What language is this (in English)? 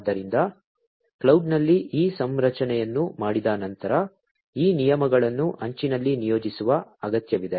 Kannada